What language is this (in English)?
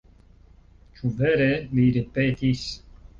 Esperanto